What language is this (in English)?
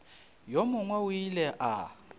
Northern Sotho